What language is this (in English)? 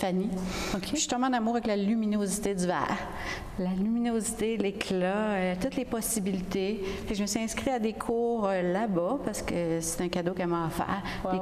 French